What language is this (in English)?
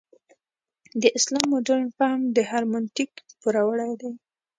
Pashto